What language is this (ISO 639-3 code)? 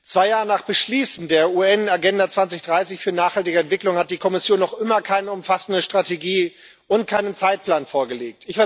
deu